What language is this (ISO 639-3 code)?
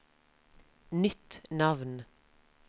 nor